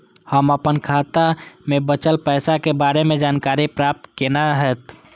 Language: Maithili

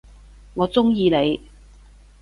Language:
Cantonese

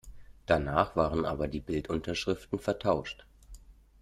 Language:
German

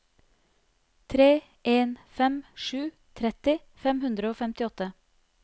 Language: Norwegian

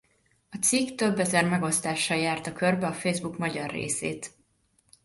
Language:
Hungarian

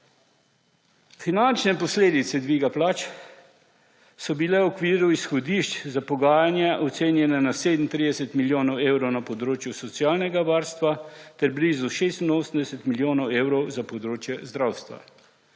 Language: Slovenian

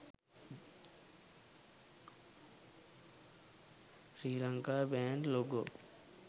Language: Sinhala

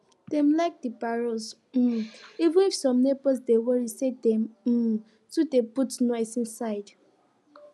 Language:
Nigerian Pidgin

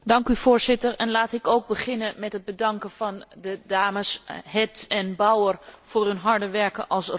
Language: Dutch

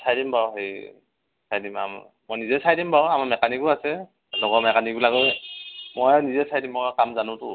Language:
Assamese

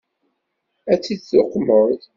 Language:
Kabyle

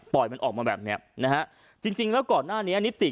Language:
Thai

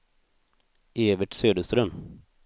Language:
Swedish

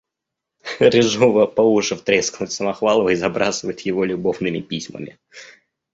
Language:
Russian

